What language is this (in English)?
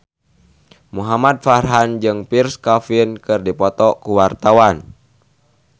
Sundanese